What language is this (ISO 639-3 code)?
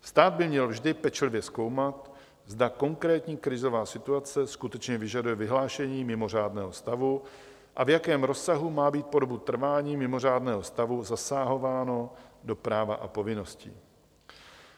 ces